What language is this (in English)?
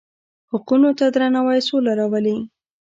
Pashto